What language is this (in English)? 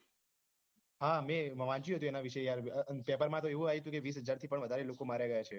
Gujarati